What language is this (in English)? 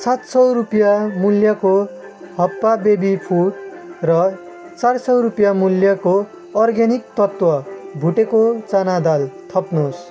Nepali